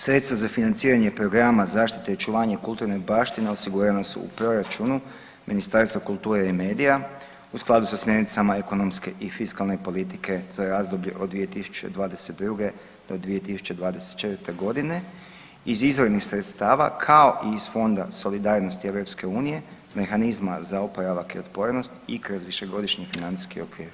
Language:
Croatian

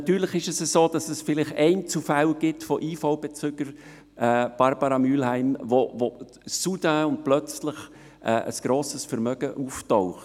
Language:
Swiss German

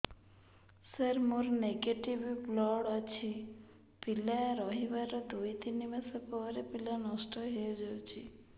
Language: Odia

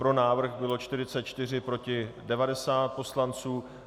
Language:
Czech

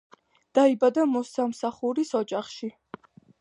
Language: Georgian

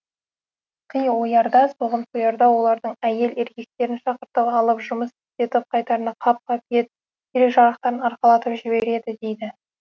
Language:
Kazakh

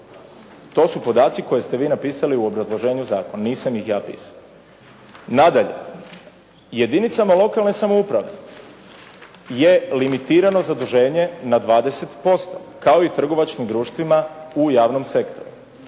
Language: Croatian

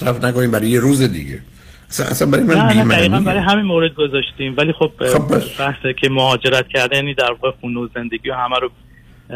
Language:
Persian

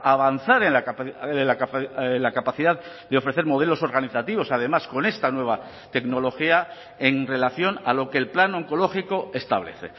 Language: Spanish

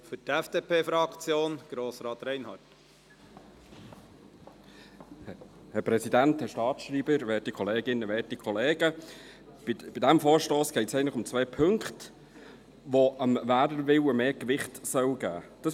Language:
Swiss German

